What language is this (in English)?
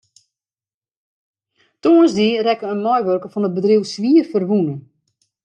Western Frisian